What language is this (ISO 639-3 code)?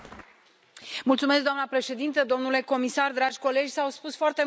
ron